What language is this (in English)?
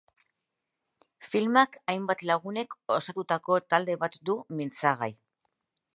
Basque